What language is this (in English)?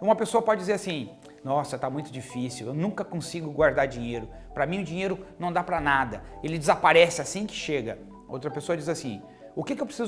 Portuguese